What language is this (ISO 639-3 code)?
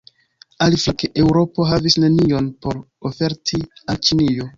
epo